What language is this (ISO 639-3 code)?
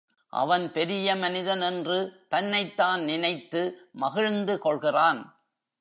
tam